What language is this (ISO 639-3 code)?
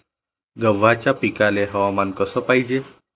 mar